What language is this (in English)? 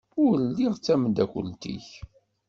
Kabyle